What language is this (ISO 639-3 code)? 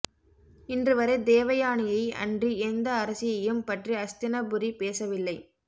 tam